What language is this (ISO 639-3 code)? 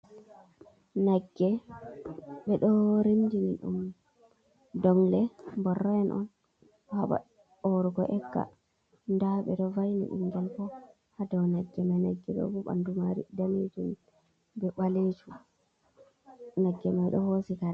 ful